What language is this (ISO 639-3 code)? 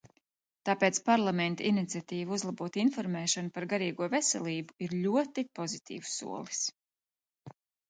lav